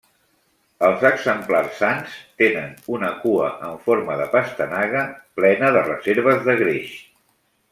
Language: Catalan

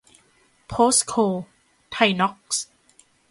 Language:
Thai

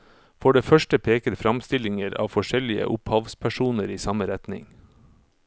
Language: Norwegian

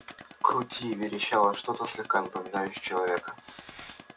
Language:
Russian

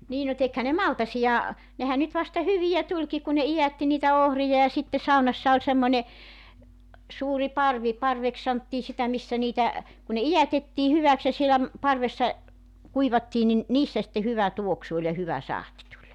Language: Finnish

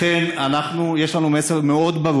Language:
Hebrew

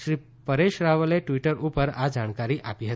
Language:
Gujarati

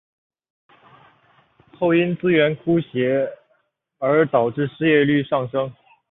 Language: Chinese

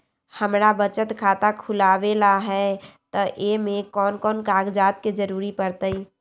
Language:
Magahi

